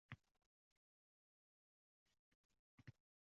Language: Uzbek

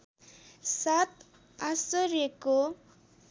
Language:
Nepali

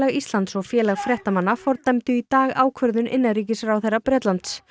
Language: Icelandic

